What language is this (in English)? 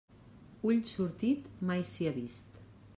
Catalan